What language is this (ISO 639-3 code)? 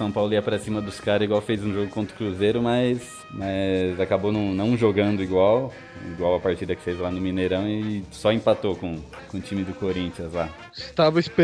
por